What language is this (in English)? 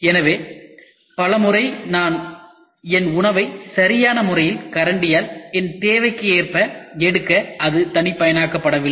Tamil